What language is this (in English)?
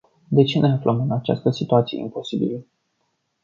Romanian